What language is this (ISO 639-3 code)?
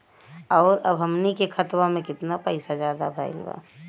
bho